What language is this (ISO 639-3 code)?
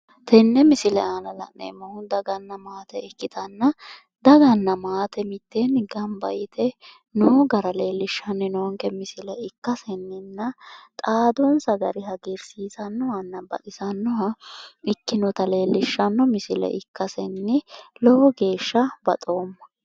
sid